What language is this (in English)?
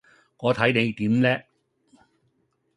Cantonese